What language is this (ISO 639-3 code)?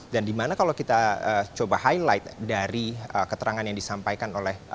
ind